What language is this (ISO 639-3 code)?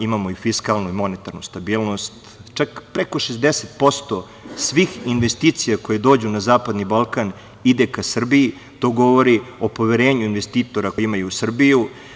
srp